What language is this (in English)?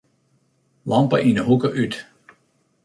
Western Frisian